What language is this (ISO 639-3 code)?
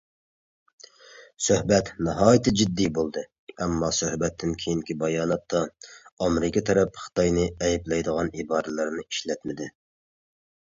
uig